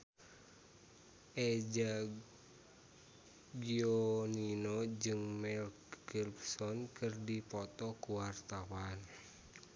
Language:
Sundanese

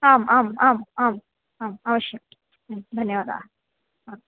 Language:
Sanskrit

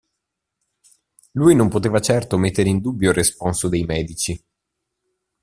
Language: Italian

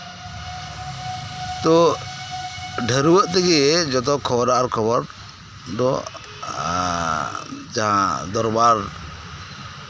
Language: Santali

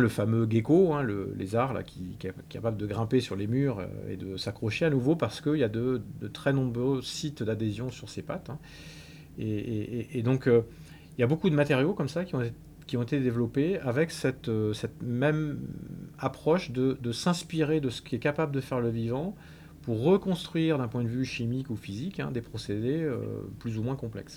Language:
French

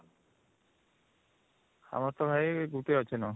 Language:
Odia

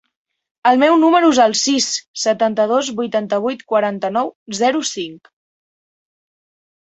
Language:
Catalan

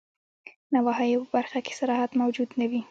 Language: Pashto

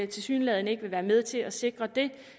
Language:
Danish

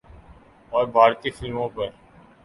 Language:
Urdu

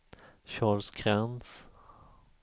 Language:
Swedish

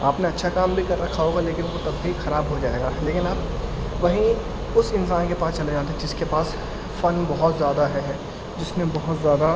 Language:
Urdu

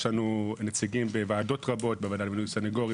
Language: Hebrew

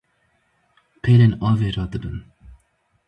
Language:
Kurdish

